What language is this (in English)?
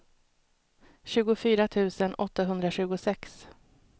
Swedish